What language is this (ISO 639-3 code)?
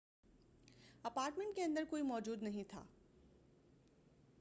urd